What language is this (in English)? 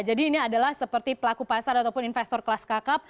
Indonesian